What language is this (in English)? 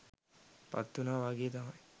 Sinhala